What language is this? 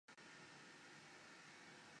Chinese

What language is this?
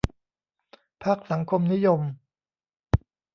Thai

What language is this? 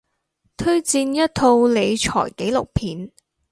Cantonese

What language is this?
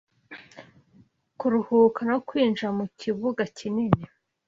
Kinyarwanda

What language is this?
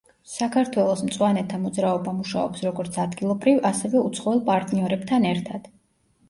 Georgian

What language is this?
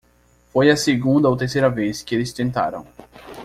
Portuguese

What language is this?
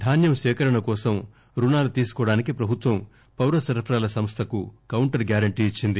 Telugu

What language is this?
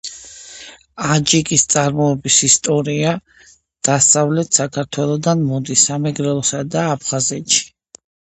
Georgian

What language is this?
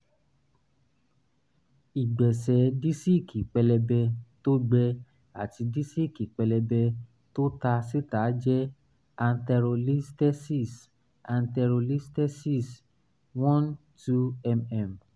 Yoruba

